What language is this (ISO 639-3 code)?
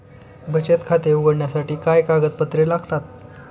mar